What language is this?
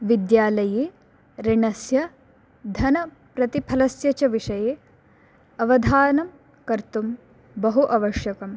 Sanskrit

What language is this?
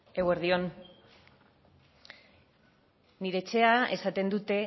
Basque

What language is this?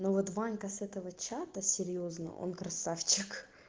Russian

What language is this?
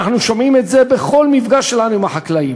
Hebrew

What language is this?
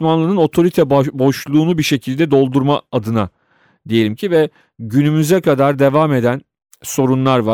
Turkish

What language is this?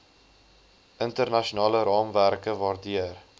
Afrikaans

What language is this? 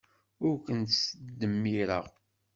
Kabyle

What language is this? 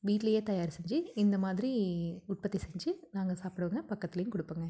Tamil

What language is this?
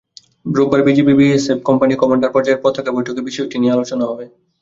Bangla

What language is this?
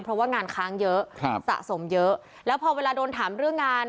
Thai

